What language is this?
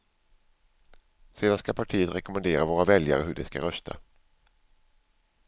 Swedish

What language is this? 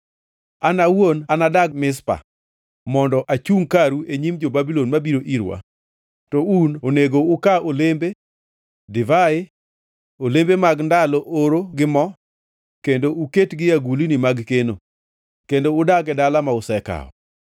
Luo (Kenya and Tanzania)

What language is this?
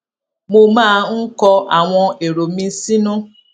Yoruba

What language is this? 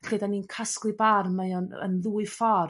Welsh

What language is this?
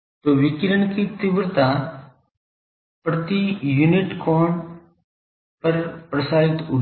Hindi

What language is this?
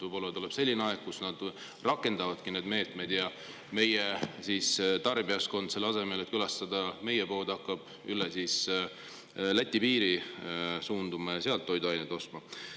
Estonian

